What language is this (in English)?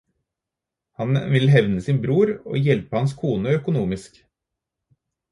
Norwegian Bokmål